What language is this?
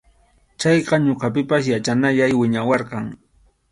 Arequipa-La Unión Quechua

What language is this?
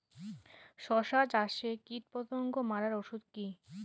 Bangla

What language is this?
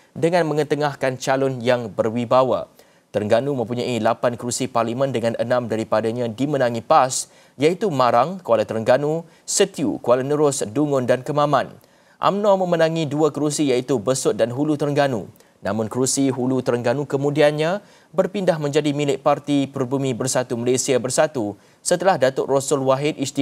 Malay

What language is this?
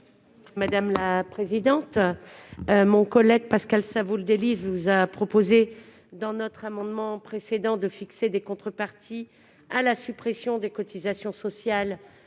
French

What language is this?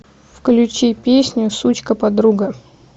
Russian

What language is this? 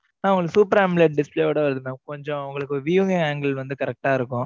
Tamil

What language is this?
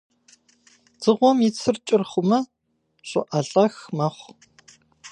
Kabardian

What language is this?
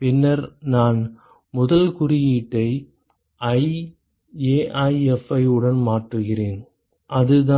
Tamil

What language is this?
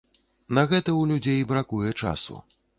Belarusian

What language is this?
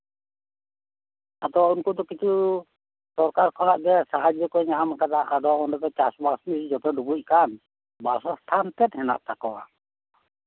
Santali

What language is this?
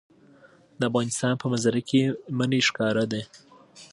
Pashto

